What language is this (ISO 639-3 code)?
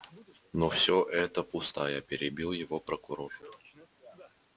rus